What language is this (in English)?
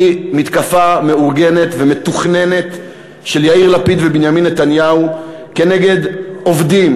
Hebrew